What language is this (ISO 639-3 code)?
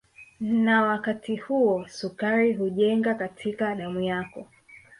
swa